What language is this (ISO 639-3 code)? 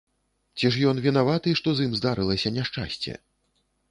bel